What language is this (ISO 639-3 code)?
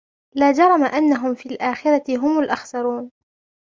ara